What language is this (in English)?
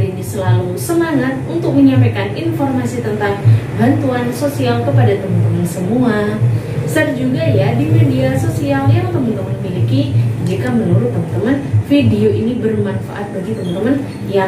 Indonesian